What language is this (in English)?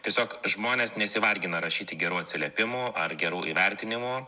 Lithuanian